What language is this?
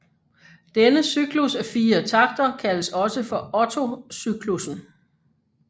Danish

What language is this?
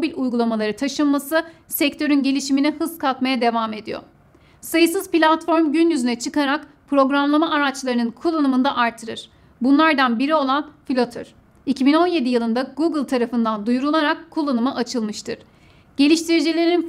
Turkish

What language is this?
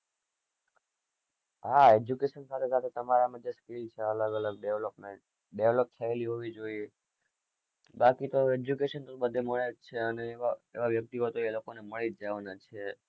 Gujarati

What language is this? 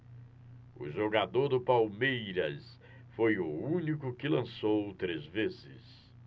Portuguese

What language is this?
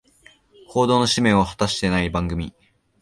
Japanese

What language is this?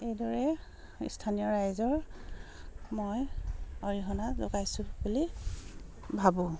Assamese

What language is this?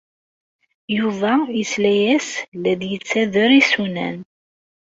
Kabyle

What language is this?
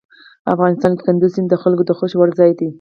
Pashto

